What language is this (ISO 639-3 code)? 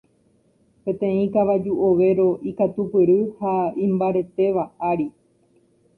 grn